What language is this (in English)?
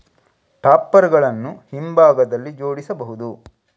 Kannada